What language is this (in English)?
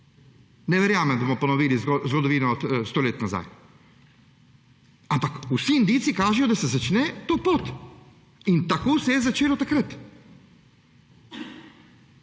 Slovenian